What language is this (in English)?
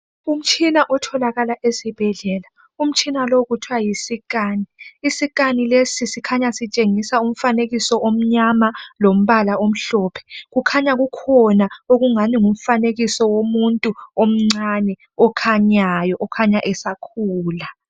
North Ndebele